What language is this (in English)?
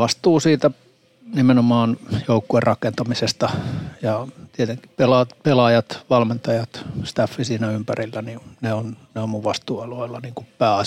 Finnish